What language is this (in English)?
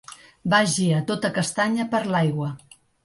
Catalan